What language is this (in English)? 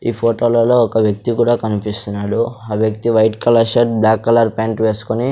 Telugu